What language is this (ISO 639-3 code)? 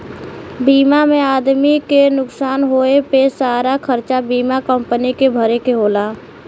bho